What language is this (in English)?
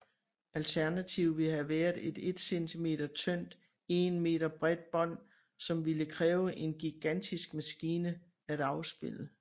Danish